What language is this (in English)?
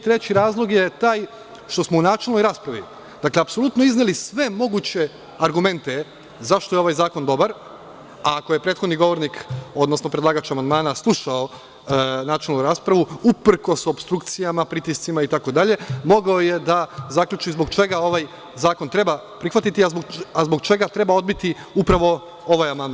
Serbian